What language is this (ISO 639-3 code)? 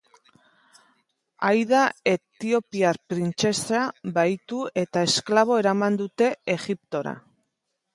eus